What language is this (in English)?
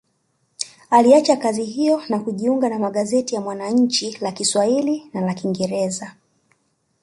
Swahili